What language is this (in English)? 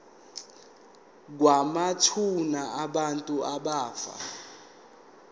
Zulu